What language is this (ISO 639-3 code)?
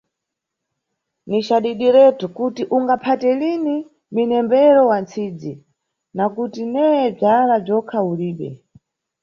nyu